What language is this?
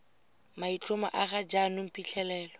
Tswana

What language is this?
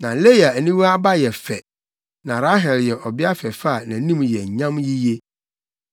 Akan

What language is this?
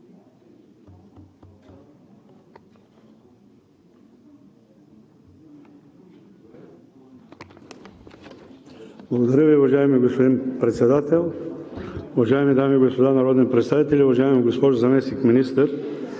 Bulgarian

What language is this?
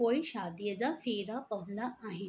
Sindhi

